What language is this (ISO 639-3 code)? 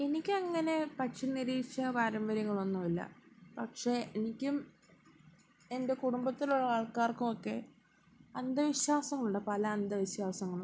mal